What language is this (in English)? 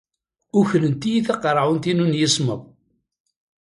Kabyle